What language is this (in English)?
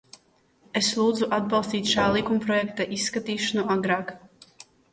Latvian